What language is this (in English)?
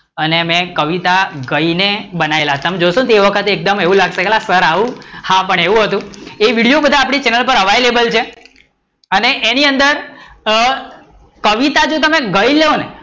Gujarati